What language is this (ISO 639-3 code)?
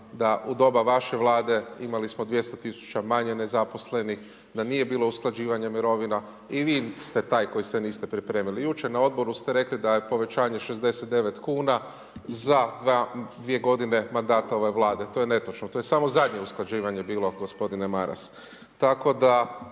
hrv